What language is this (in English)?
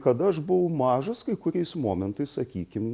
Lithuanian